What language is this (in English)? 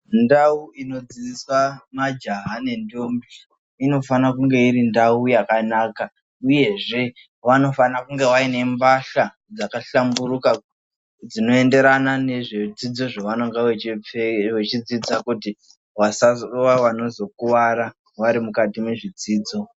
Ndau